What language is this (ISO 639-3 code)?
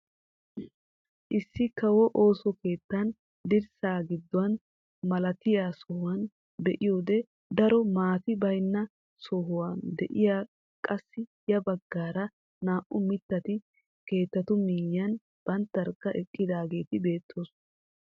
wal